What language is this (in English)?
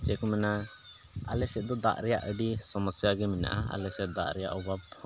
Santali